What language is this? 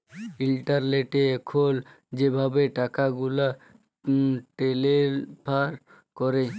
Bangla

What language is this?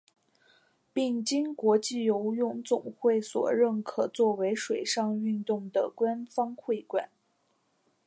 Chinese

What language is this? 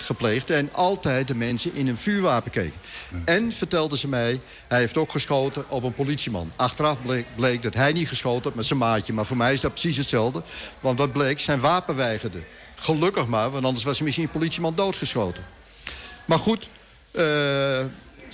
Dutch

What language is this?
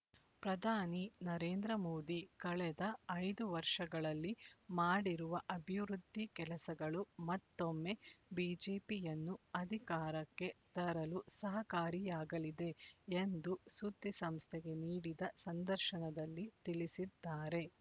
Kannada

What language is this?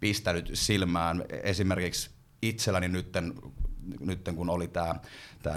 Finnish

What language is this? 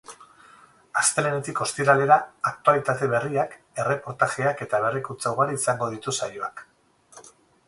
Basque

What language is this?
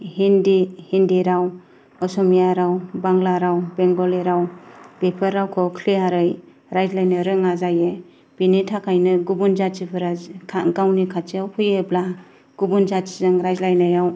Bodo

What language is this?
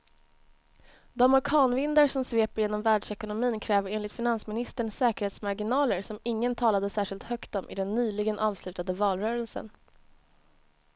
Swedish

